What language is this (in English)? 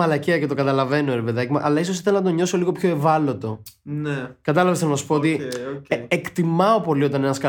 Greek